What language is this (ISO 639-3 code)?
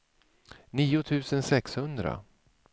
swe